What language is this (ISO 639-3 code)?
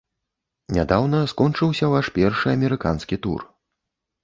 bel